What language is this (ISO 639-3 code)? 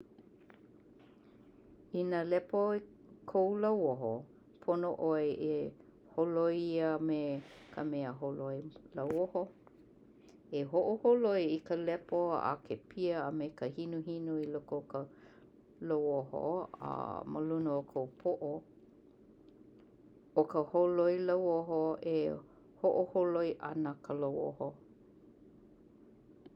haw